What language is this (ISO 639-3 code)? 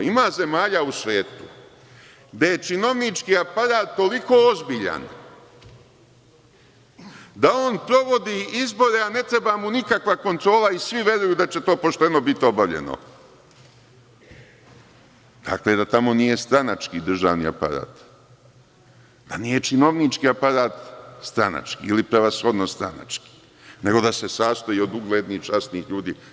srp